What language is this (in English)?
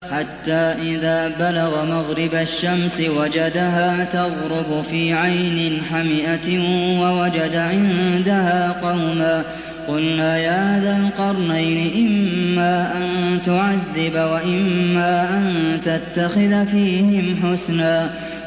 Arabic